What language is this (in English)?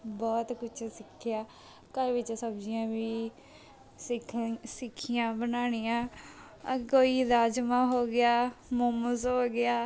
Punjabi